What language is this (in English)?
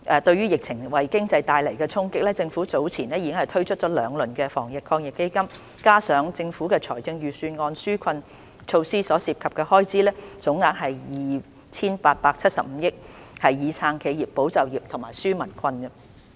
Cantonese